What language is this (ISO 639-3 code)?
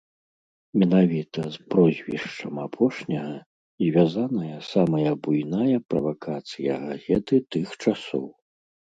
bel